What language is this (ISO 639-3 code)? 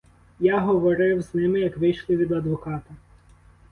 ukr